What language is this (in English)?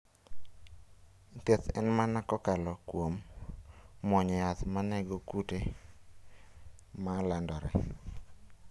Luo (Kenya and Tanzania)